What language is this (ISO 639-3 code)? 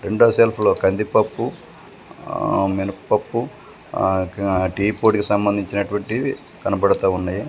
tel